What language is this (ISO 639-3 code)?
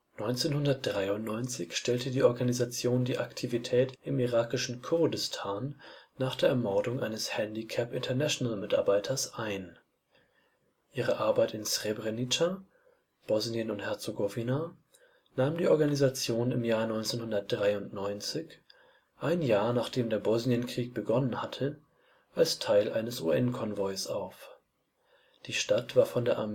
deu